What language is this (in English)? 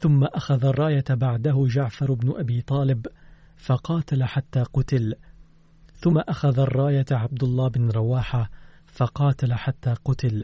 Arabic